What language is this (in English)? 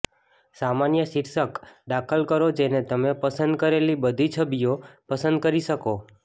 Gujarati